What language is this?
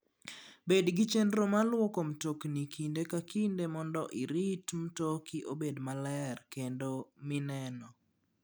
Luo (Kenya and Tanzania)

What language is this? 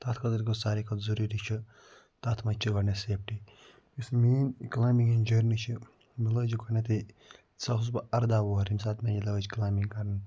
Kashmiri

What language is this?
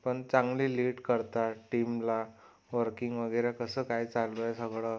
Marathi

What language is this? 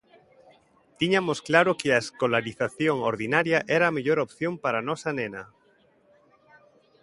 Galician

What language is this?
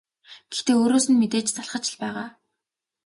Mongolian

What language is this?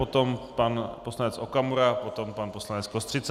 Czech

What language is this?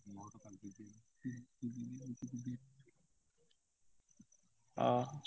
Odia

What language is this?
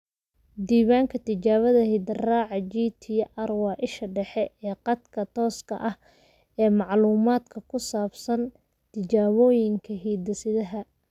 Somali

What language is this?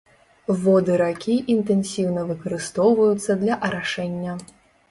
Belarusian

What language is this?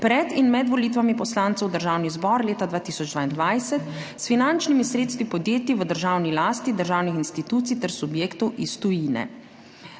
Slovenian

